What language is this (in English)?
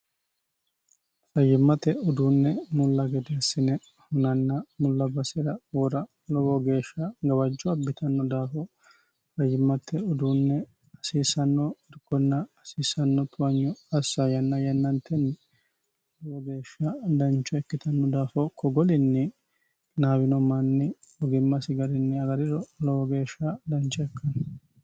Sidamo